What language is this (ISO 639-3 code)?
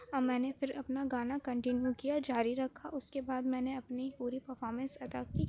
urd